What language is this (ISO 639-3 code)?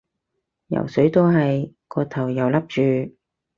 yue